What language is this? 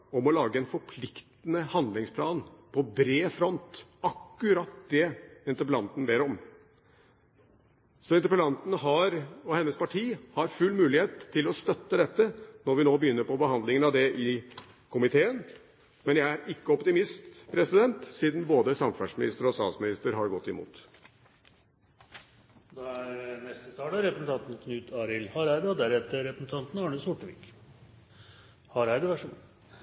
Norwegian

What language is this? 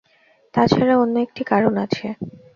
Bangla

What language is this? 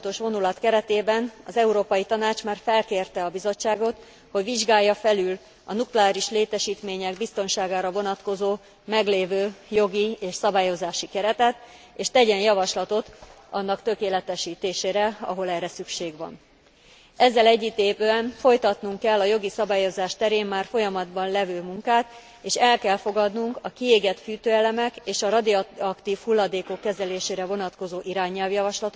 Hungarian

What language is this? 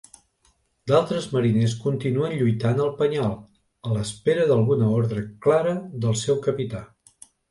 Catalan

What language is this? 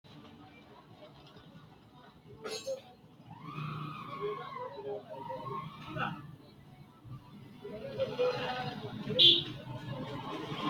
Sidamo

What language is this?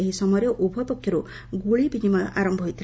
Odia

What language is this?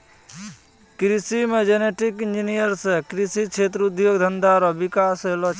Maithili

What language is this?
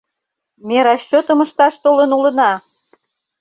Mari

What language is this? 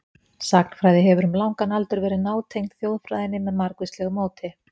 Icelandic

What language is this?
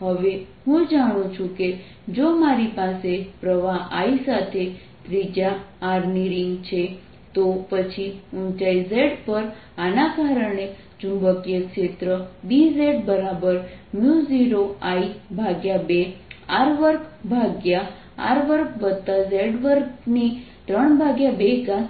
Gujarati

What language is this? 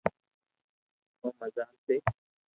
Loarki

